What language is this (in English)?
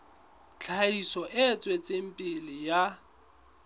Southern Sotho